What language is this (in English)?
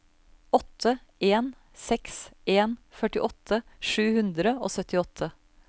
Norwegian